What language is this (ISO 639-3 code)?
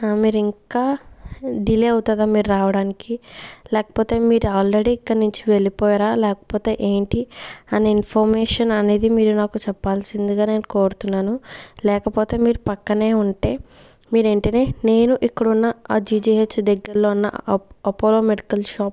tel